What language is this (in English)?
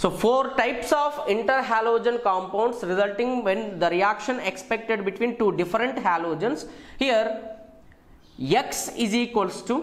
English